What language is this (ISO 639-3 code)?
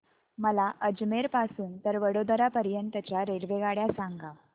mar